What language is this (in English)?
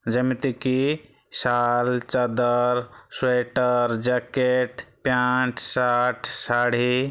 Odia